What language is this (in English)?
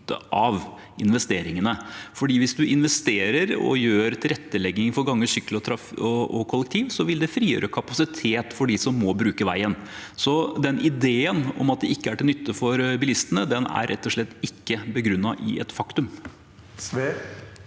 Norwegian